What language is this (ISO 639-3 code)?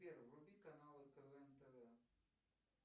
rus